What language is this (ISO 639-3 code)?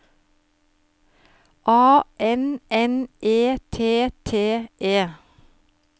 nor